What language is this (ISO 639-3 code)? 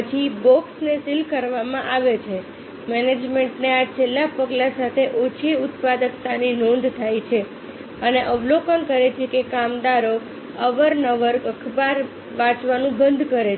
guj